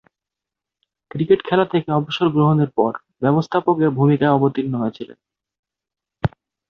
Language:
Bangla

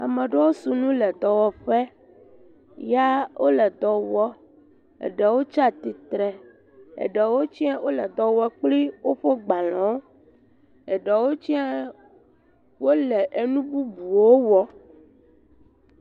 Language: Ewe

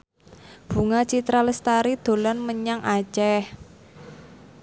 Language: Javanese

